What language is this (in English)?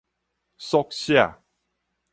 Min Nan Chinese